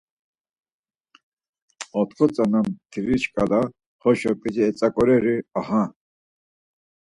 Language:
Laz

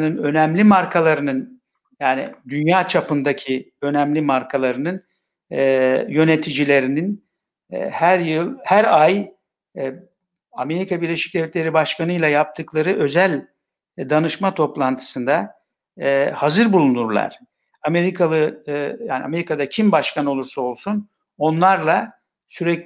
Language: Turkish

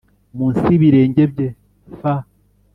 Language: Kinyarwanda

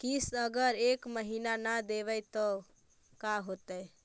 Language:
Magahi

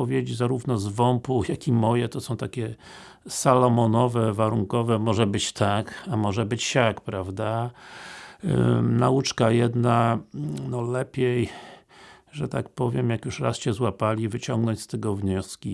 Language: Polish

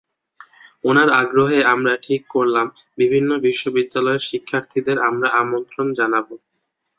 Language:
Bangla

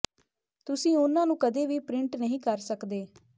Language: Punjabi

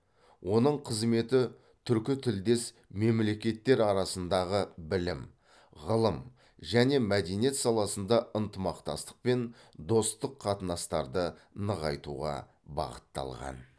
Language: Kazakh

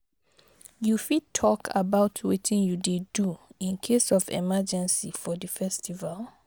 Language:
Nigerian Pidgin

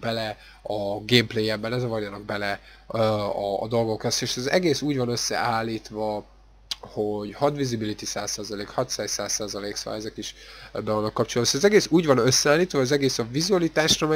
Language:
Hungarian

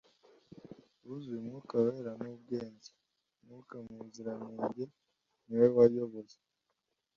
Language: Kinyarwanda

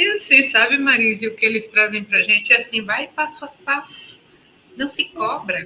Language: Portuguese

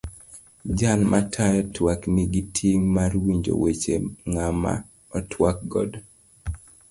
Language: Luo (Kenya and Tanzania)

